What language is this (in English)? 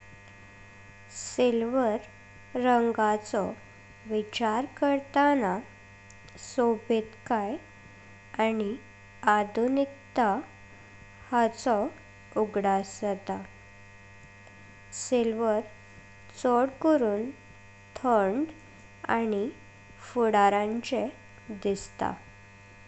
Konkani